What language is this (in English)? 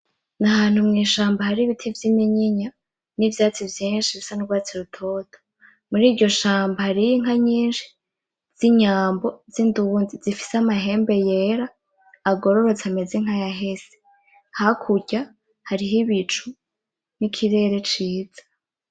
Rundi